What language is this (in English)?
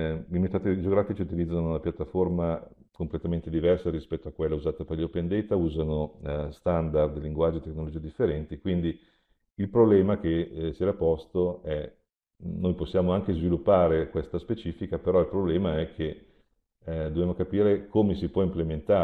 Italian